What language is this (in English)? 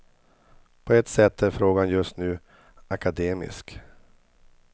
Swedish